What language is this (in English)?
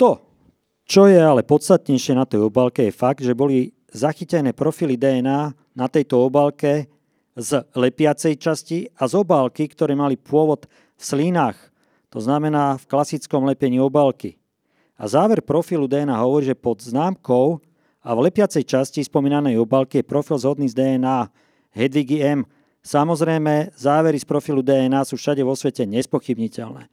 Slovak